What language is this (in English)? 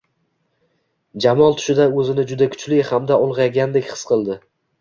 Uzbek